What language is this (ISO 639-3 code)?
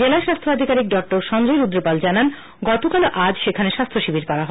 ben